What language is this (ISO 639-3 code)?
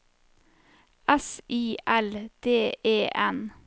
nor